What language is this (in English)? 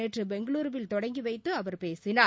Tamil